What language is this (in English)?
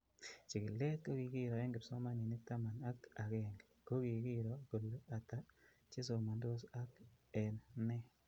Kalenjin